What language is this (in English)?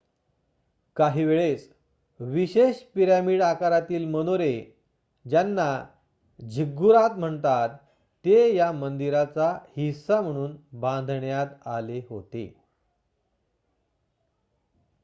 Marathi